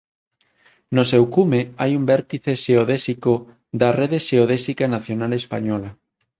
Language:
Galician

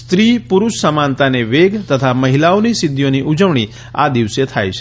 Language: Gujarati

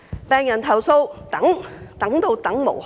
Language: Cantonese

